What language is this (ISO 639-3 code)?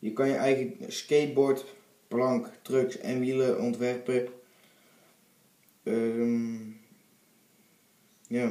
nld